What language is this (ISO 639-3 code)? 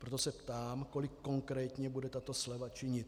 ces